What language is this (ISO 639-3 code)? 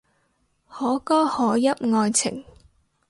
yue